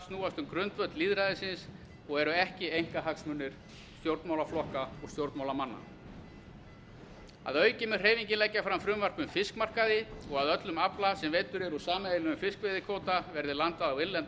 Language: Icelandic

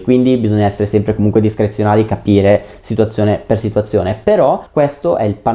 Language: Italian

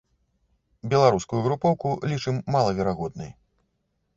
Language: Belarusian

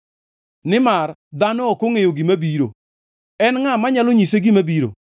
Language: Luo (Kenya and Tanzania)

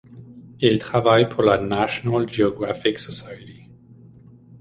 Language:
French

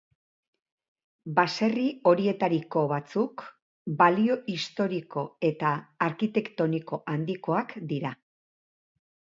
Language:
Basque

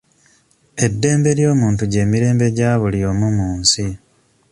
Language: Ganda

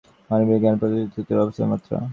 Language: Bangla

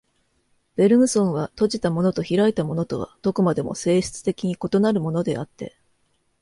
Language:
Japanese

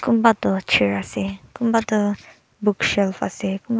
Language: Naga Pidgin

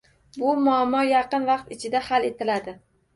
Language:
Uzbek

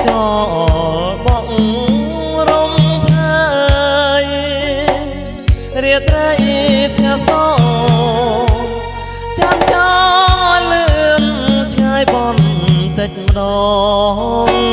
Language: Indonesian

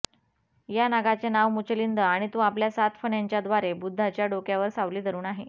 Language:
Marathi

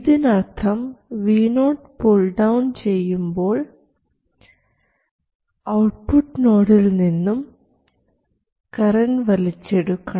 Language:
Malayalam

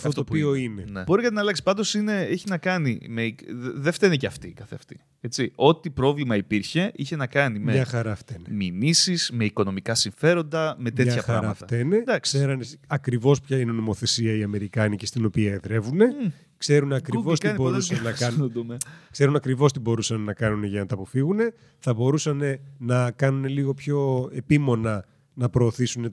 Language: Greek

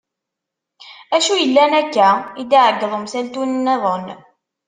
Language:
Kabyle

